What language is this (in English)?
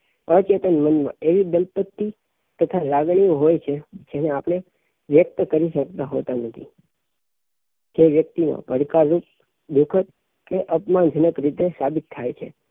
Gujarati